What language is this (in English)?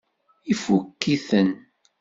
Kabyle